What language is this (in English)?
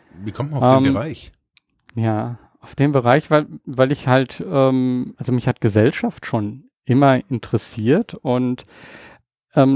German